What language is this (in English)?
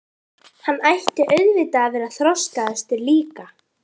Icelandic